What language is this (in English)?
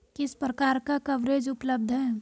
Hindi